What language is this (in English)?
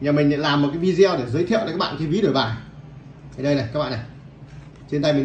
Vietnamese